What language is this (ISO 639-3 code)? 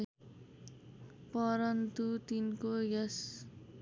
nep